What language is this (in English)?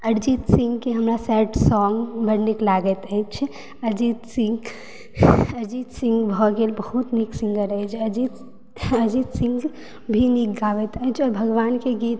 Maithili